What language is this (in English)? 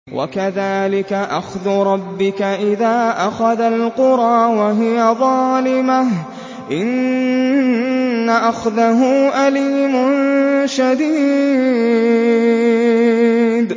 Arabic